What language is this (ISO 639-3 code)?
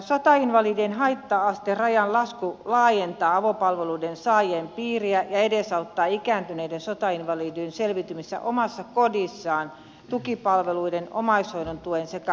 fin